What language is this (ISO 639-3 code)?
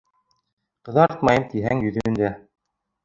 bak